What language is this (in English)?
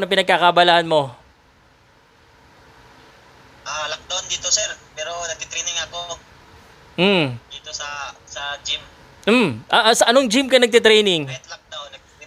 Filipino